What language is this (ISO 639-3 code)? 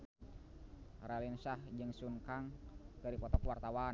sun